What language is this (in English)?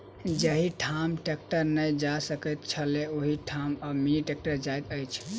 Maithili